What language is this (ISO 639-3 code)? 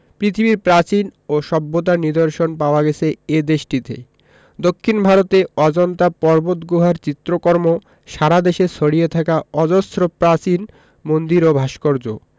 ben